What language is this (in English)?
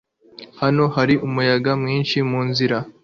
Kinyarwanda